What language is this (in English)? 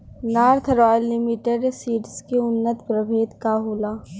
Bhojpuri